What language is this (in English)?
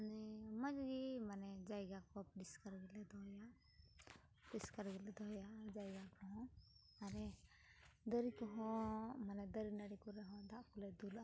Santali